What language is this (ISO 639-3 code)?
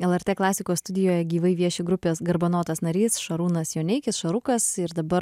lit